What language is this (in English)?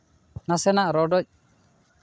Santali